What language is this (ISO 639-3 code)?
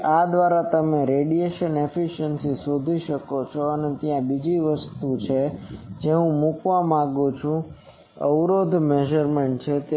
guj